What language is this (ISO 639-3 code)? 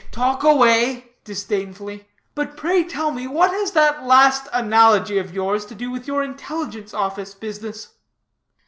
eng